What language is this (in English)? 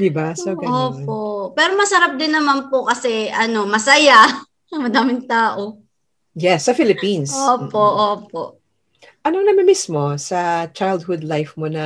Filipino